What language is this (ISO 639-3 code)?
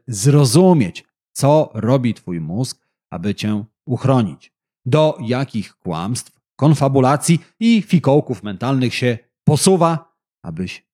pol